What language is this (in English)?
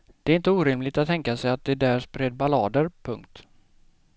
Swedish